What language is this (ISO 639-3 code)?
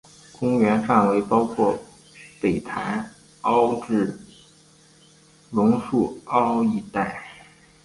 zho